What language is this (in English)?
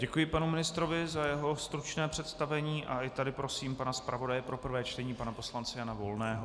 Czech